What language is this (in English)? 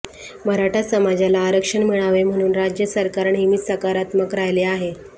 Marathi